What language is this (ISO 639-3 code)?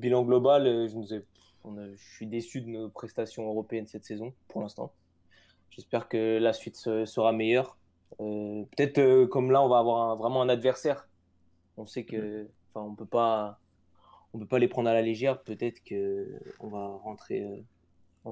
fra